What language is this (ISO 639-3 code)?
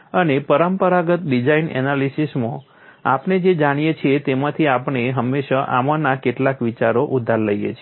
guj